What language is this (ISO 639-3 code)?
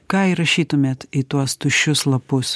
lit